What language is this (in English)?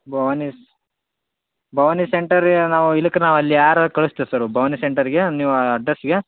Kannada